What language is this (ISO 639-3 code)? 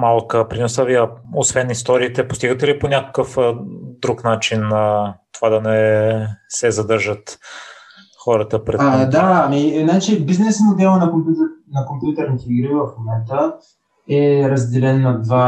bul